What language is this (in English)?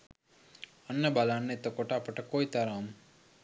Sinhala